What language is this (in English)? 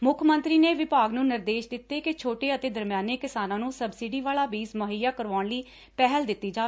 Punjabi